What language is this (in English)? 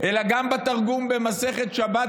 Hebrew